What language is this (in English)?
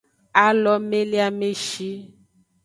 Aja (Benin)